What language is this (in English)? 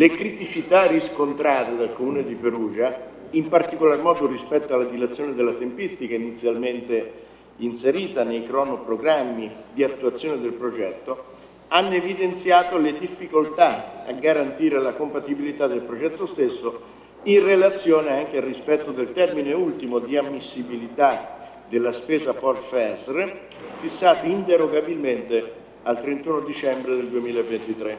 Italian